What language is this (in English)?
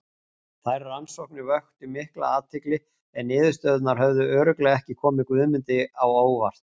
Icelandic